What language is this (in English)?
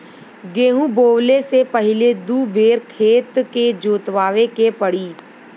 Bhojpuri